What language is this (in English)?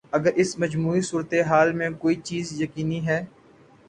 Urdu